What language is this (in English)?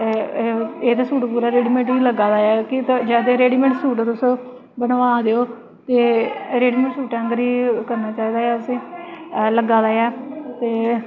Dogri